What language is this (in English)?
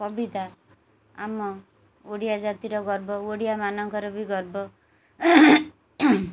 Odia